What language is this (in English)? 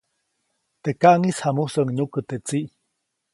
Copainalá Zoque